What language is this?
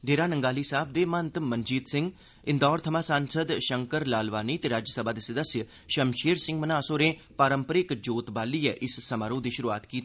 Dogri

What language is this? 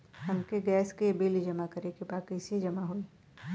Bhojpuri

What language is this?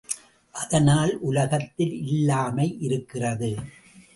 Tamil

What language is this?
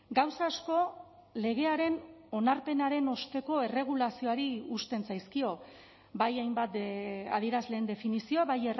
Basque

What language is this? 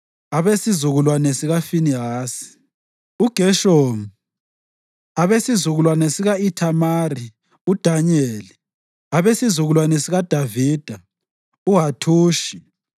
North Ndebele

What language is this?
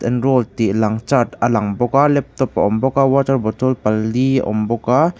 Mizo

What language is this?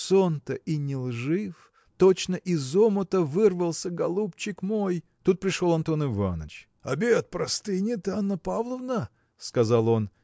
Russian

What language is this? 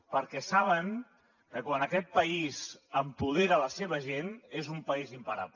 Catalan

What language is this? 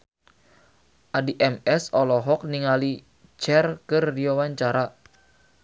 Sundanese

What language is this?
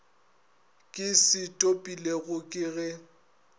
Northern Sotho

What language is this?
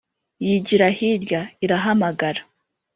Kinyarwanda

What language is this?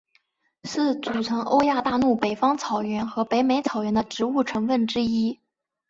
Chinese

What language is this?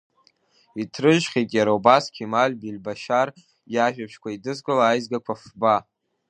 Abkhazian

